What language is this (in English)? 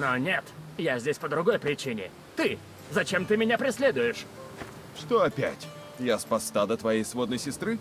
Russian